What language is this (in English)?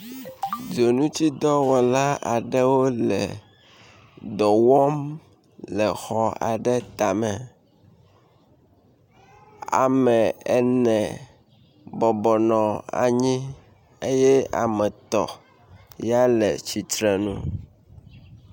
Ewe